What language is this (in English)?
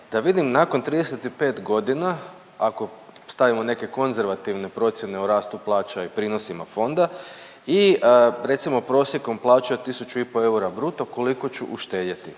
Croatian